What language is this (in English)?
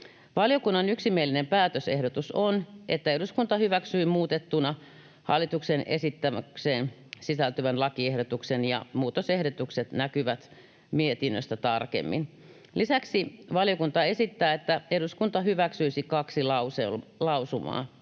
Finnish